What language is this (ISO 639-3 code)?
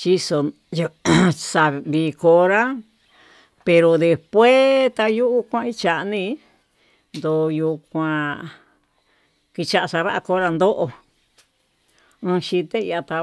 mtu